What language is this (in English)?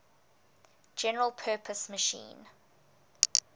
English